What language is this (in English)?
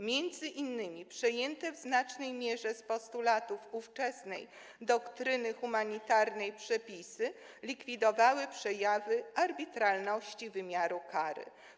Polish